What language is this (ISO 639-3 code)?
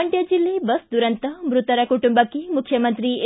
kan